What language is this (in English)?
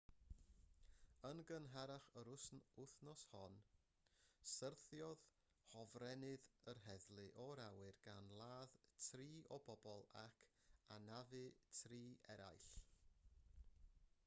Welsh